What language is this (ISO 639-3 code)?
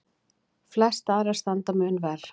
isl